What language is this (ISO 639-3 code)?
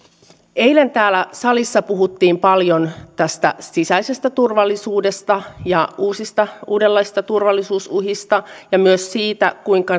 fin